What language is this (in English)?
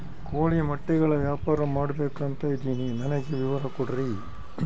Kannada